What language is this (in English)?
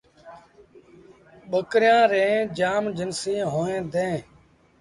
Sindhi Bhil